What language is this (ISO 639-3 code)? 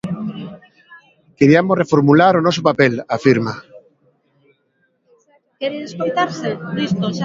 glg